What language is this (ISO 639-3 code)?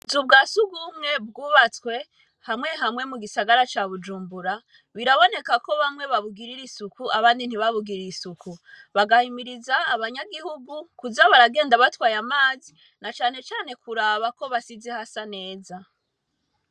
run